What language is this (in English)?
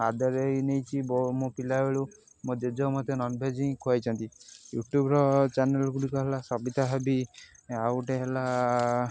Odia